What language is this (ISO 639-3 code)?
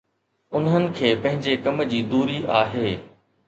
snd